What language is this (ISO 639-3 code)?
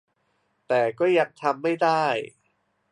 tha